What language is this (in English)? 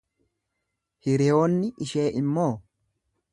Oromo